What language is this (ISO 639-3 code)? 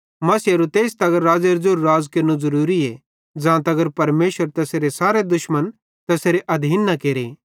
bhd